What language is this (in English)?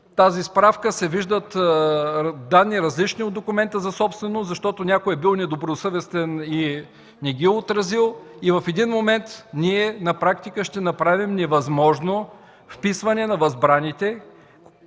Bulgarian